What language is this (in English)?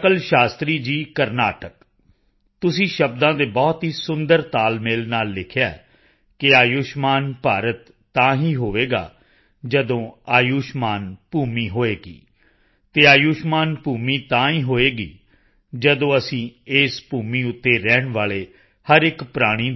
Punjabi